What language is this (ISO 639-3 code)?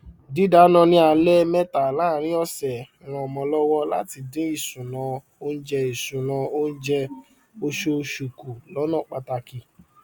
yor